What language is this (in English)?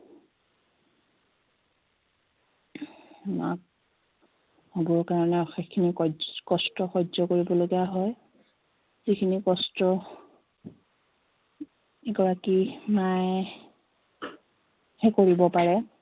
Assamese